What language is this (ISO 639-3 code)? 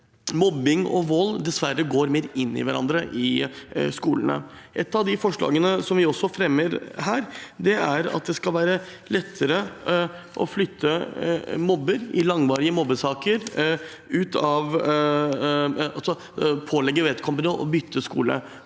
nor